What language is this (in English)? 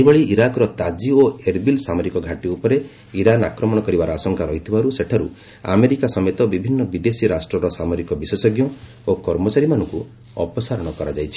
Odia